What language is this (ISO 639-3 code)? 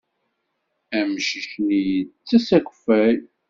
kab